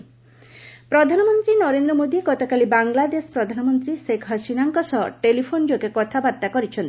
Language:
Odia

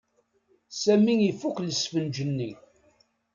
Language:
Kabyle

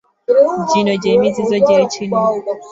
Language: Ganda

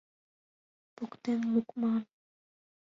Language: Mari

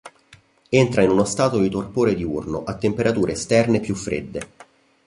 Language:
Italian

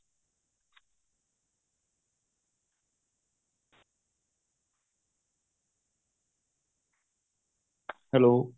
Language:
Punjabi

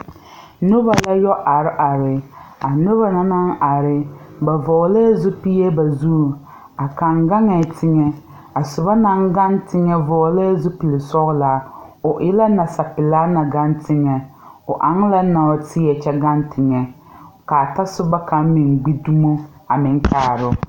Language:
Southern Dagaare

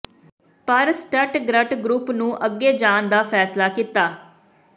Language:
Punjabi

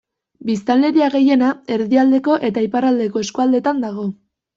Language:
Basque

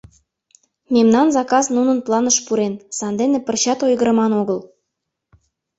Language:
Mari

